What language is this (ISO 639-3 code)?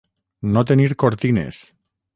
cat